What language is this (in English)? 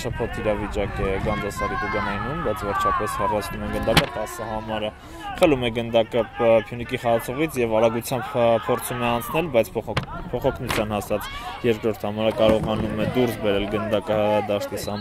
Romanian